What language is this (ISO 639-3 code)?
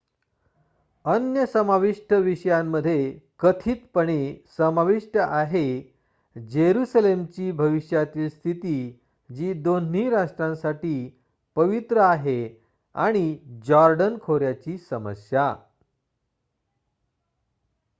mar